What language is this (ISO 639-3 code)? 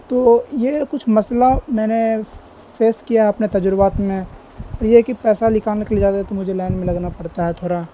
urd